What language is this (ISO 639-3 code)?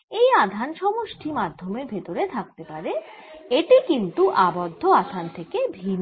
ben